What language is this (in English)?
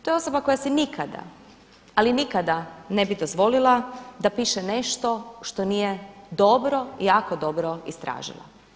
Croatian